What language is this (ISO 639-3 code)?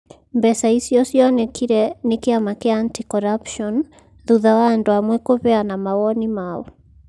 kik